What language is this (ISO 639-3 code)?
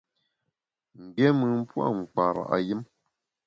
bax